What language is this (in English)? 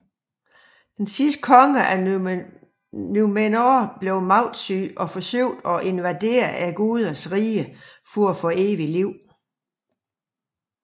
Danish